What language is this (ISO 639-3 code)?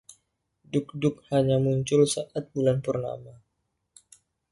ind